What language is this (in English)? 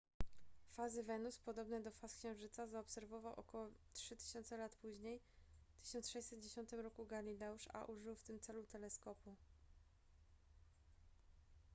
Polish